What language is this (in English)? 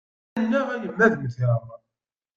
Kabyle